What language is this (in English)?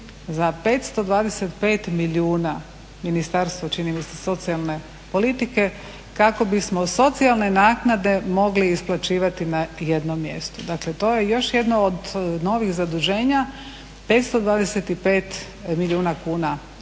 Croatian